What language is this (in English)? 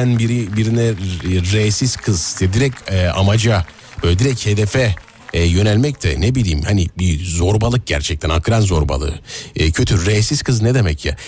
Turkish